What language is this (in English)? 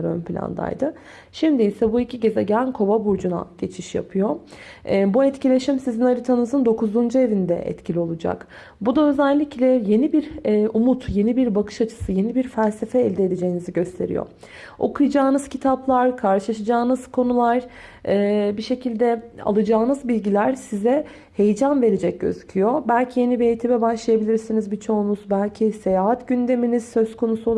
Turkish